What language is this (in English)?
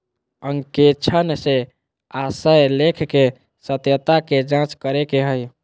Magahi